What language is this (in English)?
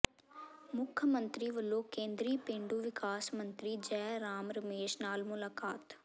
Punjabi